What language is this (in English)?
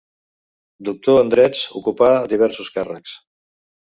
Catalan